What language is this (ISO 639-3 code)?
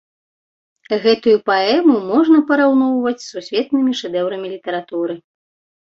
bel